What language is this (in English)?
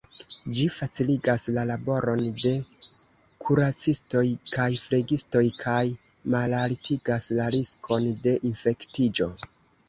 Esperanto